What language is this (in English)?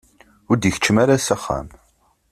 Kabyle